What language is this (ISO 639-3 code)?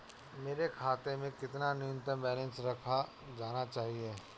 hin